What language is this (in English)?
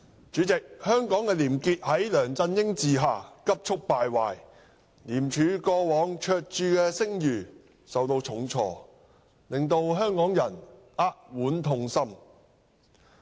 Cantonese